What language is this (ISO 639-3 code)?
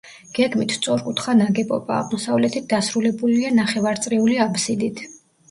kat